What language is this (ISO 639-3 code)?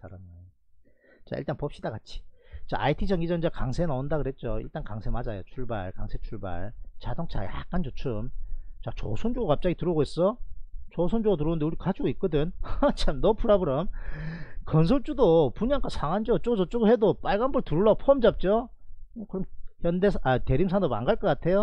kor